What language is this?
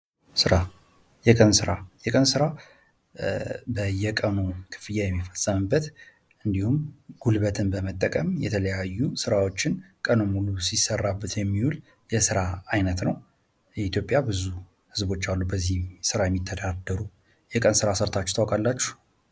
Amharic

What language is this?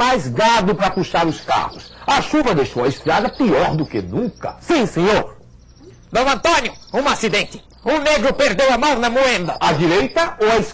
Portuguese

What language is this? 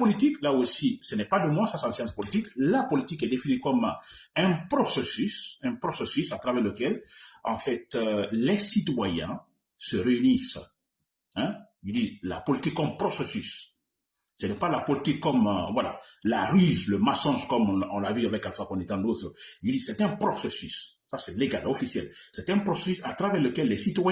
French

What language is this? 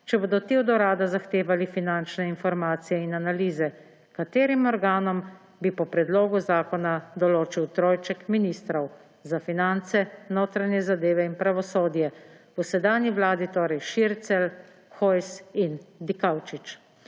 Slovenian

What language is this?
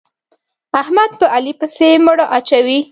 Pashto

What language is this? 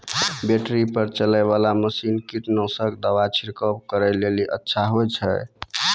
Maithili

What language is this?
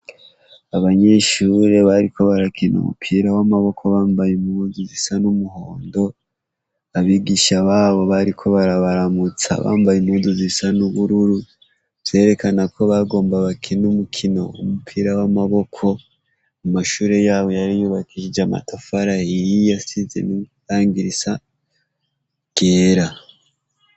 Rundi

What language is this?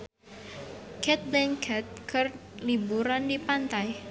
Sundanese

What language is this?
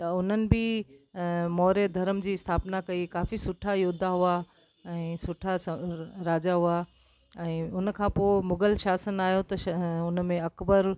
Sindhi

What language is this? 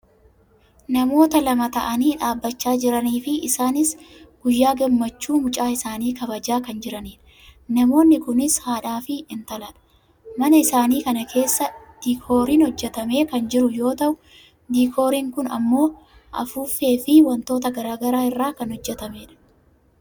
Oromo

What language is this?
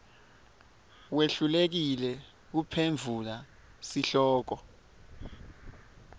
Swati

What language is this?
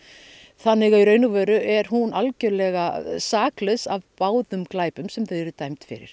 Icelandic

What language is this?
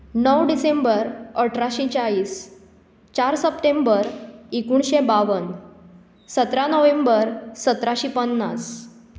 Konkani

